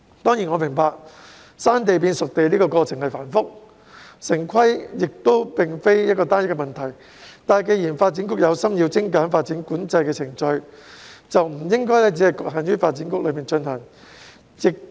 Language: Cantonese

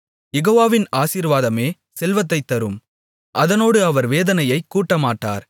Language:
Tamil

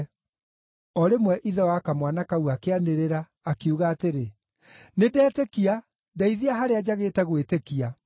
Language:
Kikuyu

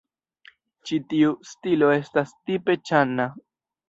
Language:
Esperanto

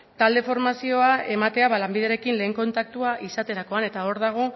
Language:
Basque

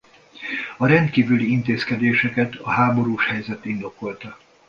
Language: Hungarian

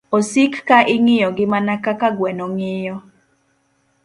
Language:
Luo (Kenya and Tanzania)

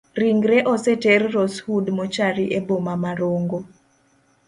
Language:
Luo (Kenya and Tanzania)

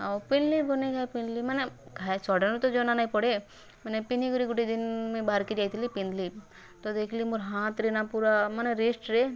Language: Odia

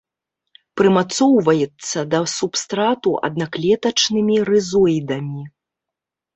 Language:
Belarusian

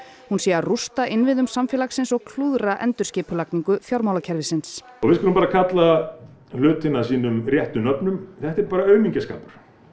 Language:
Icelandic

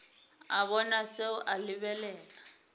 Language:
Northern Sotho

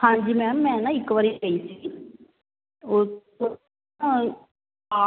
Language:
Punjabi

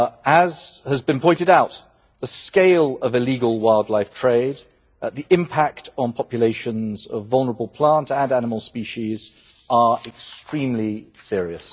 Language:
English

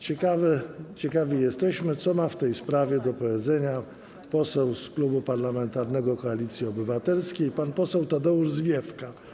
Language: Polish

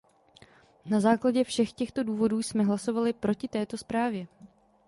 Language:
Czech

